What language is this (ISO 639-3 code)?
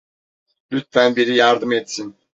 tur